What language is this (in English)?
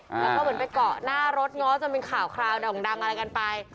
Thai